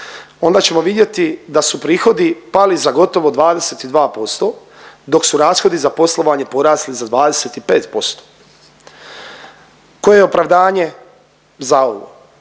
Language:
Croatian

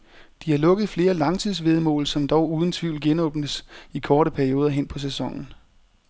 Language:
Danish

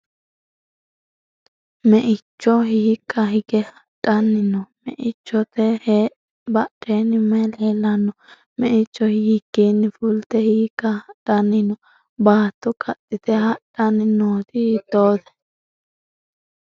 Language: Sidamo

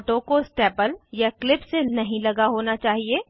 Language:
Hindi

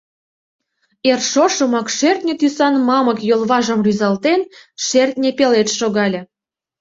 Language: Mari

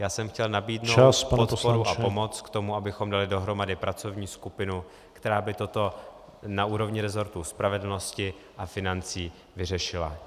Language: Czech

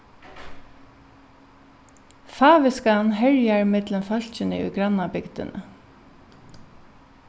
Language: Faroese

